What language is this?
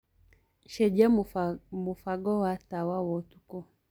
Kikuyu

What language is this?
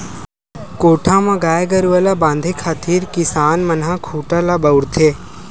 Chhattisgarhi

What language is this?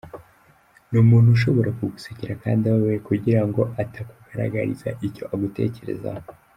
Kinyarwanda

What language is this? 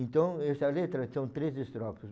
Portuguese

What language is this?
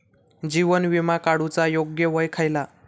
Marathi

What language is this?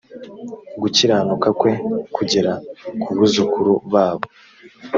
Kinyarwanda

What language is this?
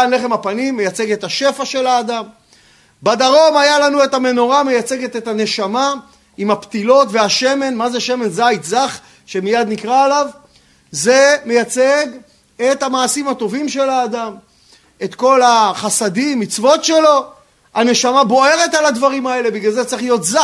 Hebrew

